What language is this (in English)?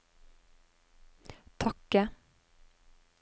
Norwegian